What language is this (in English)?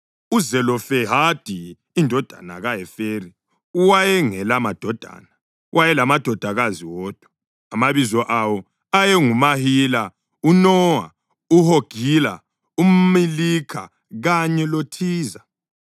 North Ndebele